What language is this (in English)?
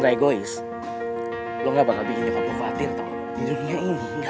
Indonesian